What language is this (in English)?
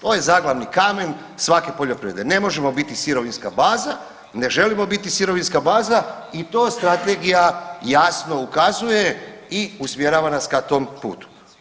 Croatian